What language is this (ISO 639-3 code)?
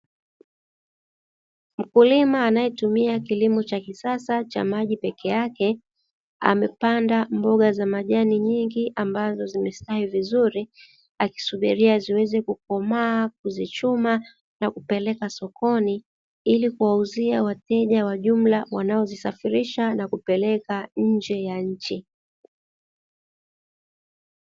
swa